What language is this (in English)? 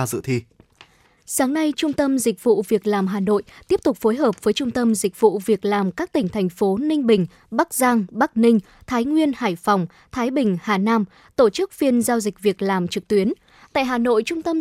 Vietnamese